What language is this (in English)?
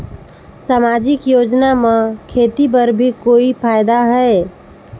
Chhattisgarhi